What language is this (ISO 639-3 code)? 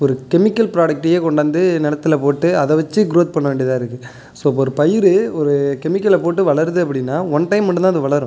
tam